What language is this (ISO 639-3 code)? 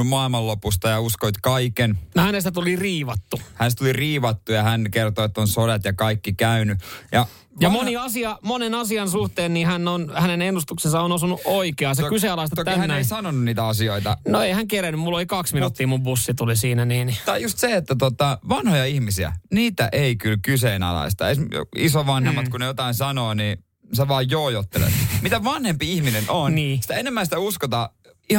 fin